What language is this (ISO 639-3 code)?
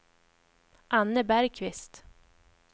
swe